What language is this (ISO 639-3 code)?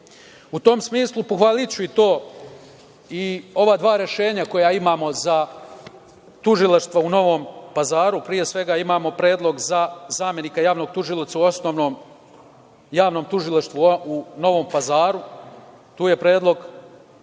srp